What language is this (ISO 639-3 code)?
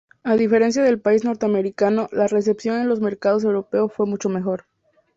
spa